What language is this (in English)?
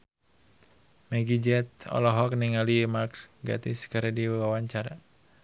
Sundanese